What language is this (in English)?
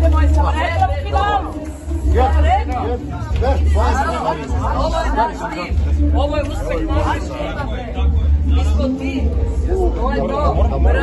Romanian